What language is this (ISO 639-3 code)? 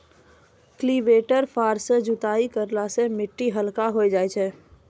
mai